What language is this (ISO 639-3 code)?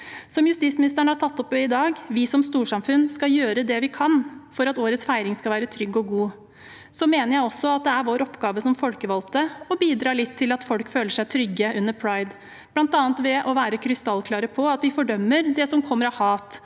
nor